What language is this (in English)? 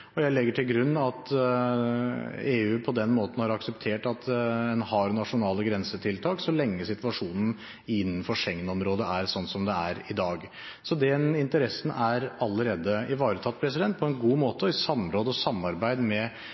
Norwegian Bokmål